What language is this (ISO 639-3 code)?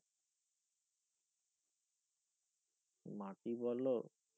ben